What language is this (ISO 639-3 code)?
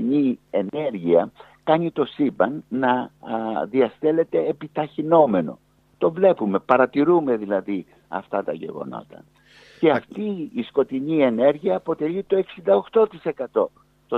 ell